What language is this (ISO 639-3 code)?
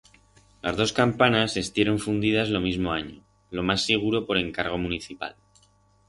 arg